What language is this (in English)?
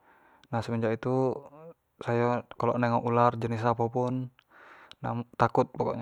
Jambi Malay